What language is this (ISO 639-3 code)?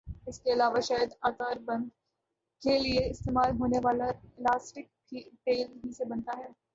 urd